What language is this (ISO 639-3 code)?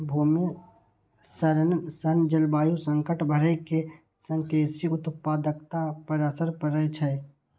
mai